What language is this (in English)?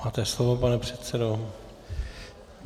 Czech